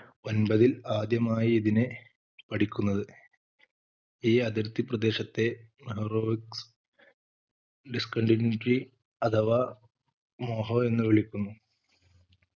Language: Malayalam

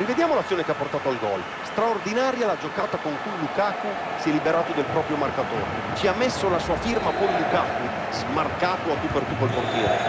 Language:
Italian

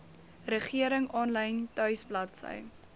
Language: Afrikaans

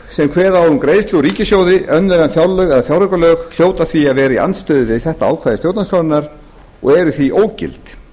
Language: Icelandic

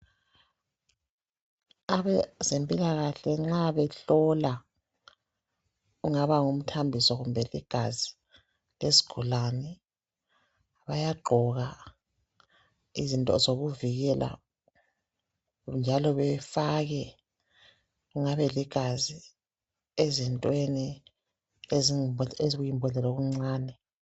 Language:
North Ndebele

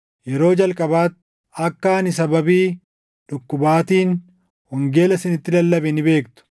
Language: Oromo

